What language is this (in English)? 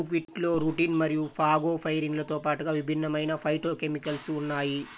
Telugu